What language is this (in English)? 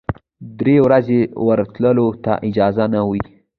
Pashto